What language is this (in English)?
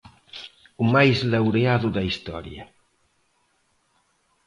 Galician